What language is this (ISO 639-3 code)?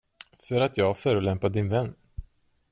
swe